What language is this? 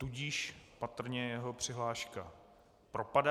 Czech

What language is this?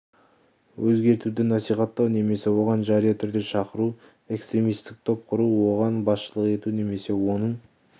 Kazakh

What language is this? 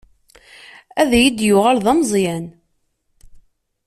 Kabyle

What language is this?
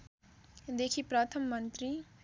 Nepali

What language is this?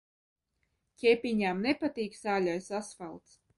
Latvian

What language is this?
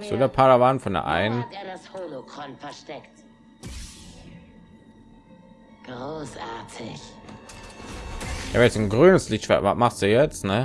German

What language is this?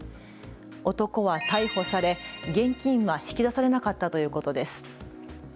Japanese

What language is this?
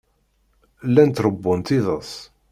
Kabyle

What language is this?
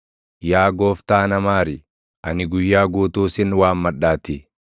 Oromo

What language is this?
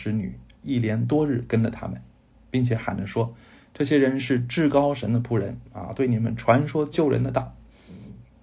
Chinese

